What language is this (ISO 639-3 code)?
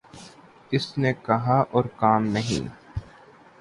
urd